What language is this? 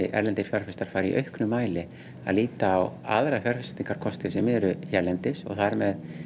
Icelandic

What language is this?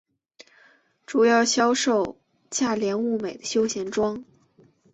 Chinese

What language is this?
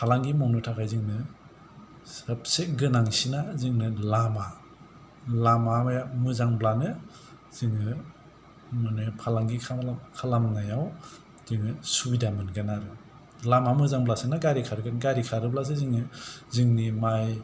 Bodo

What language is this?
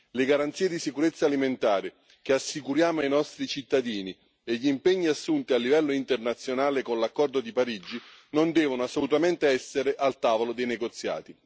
Italian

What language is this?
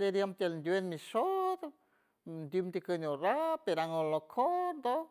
San Francisco Del Mar Huave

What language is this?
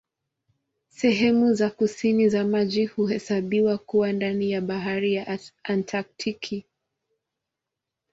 Swahili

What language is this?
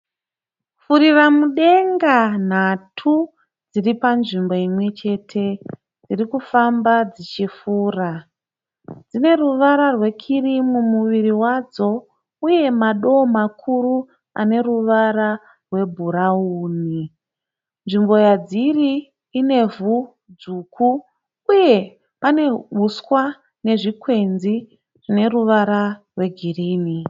Shona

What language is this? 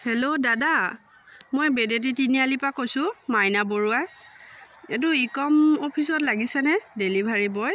Assamese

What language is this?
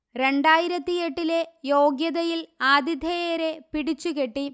Malayalam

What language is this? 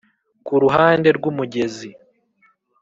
Kinyarwanda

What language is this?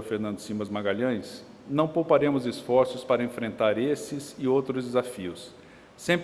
Portuguese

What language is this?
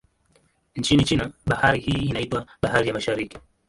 Swahili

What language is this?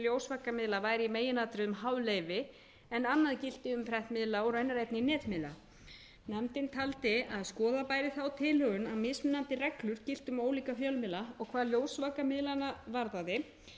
Icelandic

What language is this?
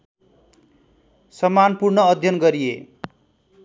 Nepali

